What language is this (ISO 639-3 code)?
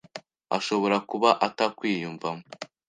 kin